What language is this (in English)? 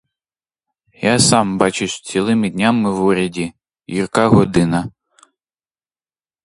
Ukrainian